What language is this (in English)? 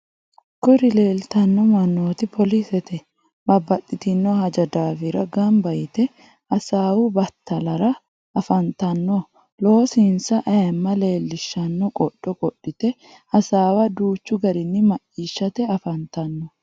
Sidamo